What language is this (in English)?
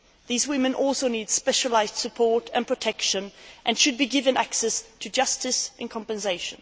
English